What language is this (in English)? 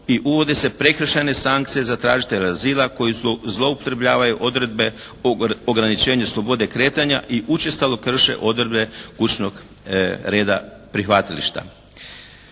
Croatian